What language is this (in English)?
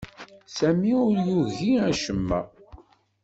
Kabyle